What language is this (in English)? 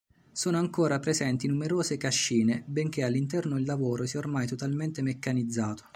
Italian